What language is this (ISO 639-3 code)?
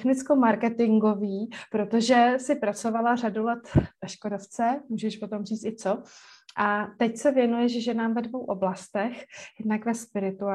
ces